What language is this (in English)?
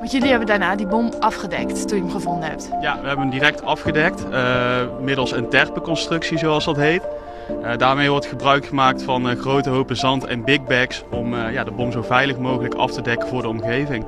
Dutch